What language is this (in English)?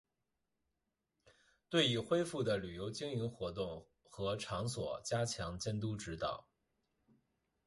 Chinese